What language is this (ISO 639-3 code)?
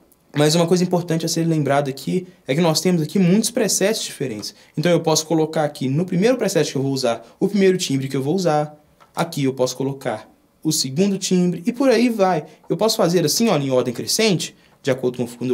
por